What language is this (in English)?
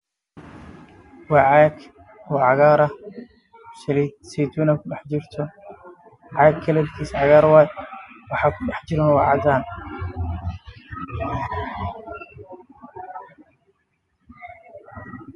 Somali